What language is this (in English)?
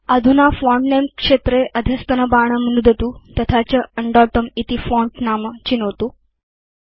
Sanskrit